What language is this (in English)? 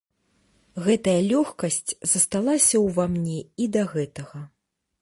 Belarusian